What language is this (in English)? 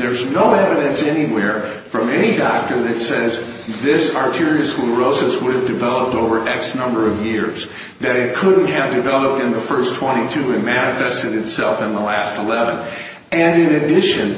English